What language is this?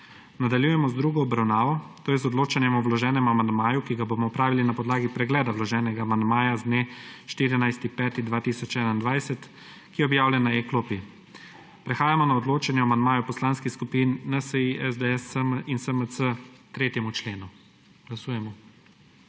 Slovenian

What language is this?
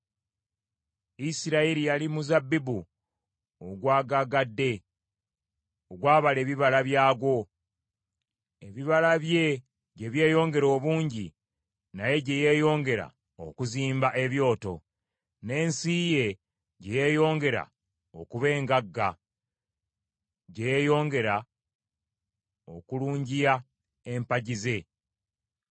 Ganda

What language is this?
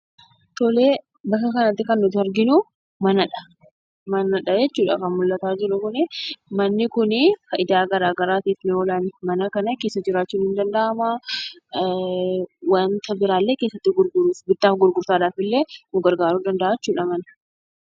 Oromo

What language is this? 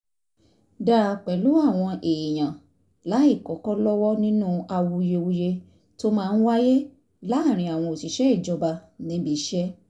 Yoruba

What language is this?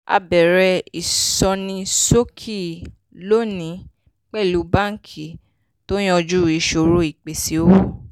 Yoruba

